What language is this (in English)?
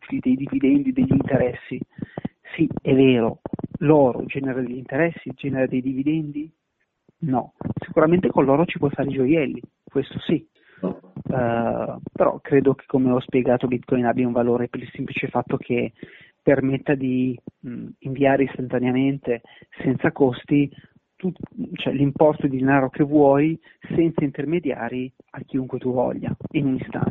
Italian